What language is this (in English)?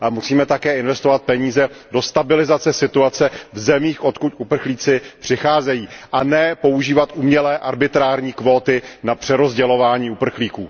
Czech